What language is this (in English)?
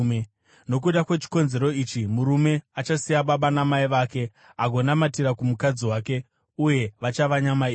Shona